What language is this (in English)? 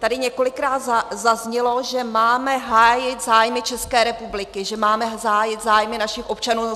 Czech